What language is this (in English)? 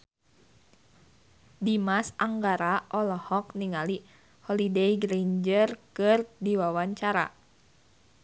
Sundanese